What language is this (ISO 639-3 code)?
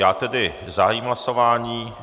ces